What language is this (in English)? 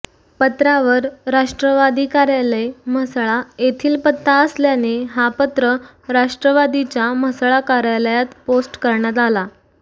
Marathi